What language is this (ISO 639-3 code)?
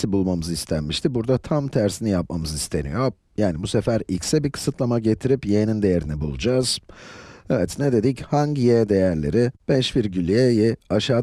tur